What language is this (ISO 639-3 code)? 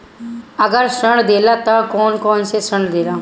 bho